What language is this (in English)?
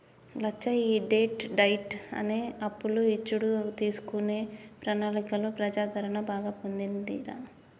Telugu